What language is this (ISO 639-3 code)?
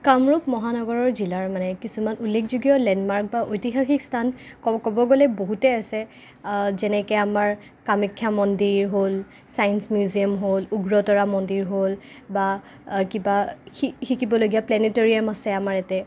asm